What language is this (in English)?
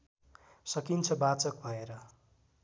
Nepali